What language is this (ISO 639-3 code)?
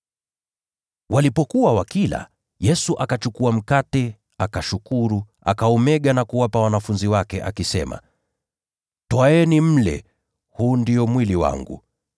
swa